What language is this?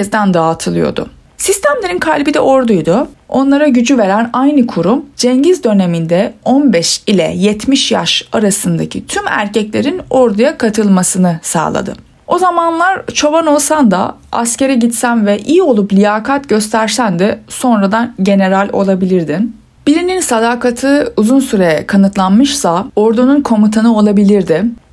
Turkish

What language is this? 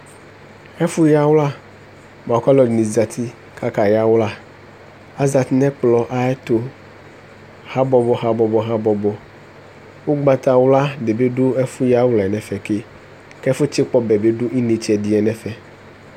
Ikposo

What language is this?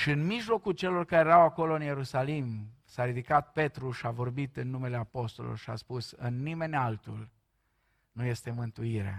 Romanian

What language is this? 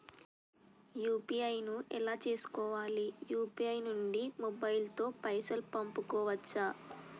Telugu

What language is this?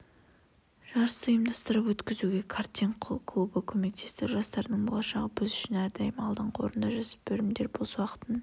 Kazakh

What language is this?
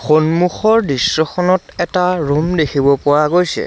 Assamese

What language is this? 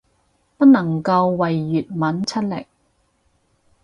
Cantonese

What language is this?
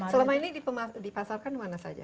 Indonesian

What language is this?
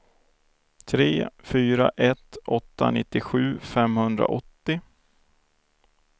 Swedish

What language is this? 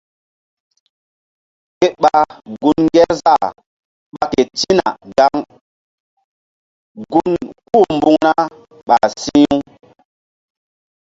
Mbum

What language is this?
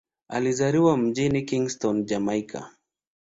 Swahili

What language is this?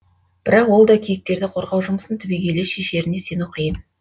Kazakh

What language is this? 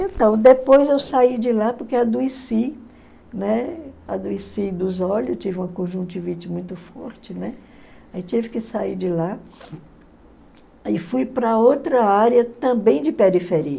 Portuguese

